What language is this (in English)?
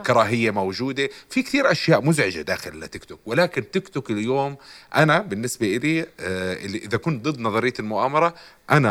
Arabic